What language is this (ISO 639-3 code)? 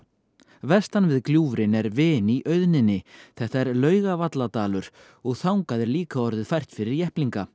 isl